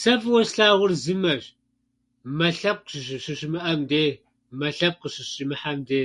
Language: Kabardian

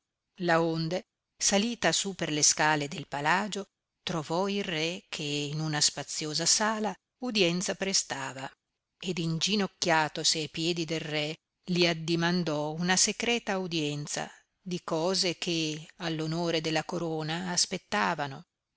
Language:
Italian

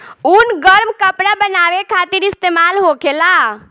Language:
Bhojpuri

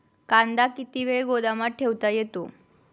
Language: Marathi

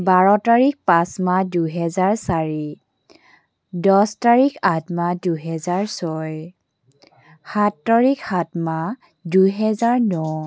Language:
Assamese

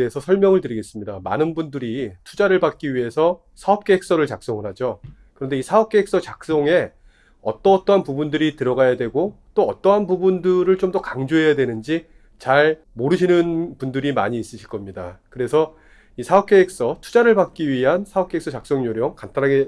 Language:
Korean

